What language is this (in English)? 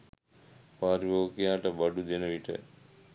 Sinhala